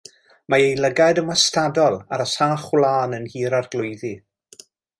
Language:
Welsh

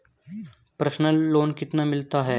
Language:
Hindi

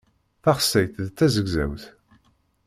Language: Kabyle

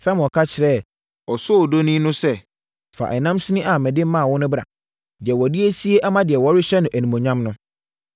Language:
Akan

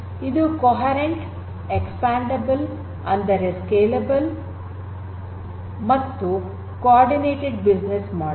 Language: Kannada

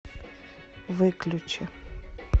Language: Russian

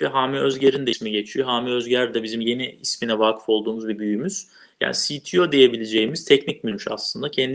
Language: Turkish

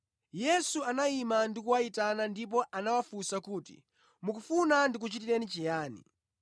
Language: Nyanja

